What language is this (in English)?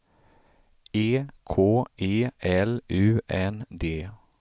Swedish